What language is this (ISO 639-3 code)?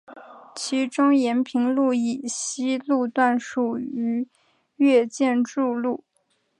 zho